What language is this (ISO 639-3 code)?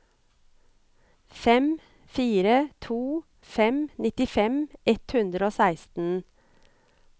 nor